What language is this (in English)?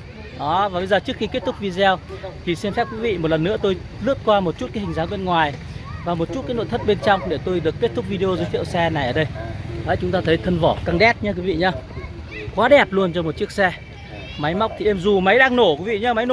Vietnamese